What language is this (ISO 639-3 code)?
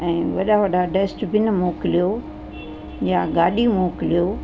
snd